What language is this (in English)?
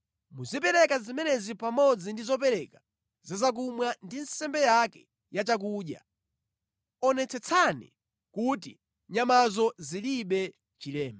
Nyanja